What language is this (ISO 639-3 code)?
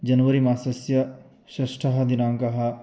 san